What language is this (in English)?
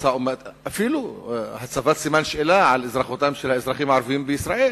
Hebrew